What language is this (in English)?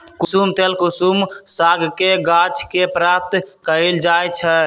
Magahi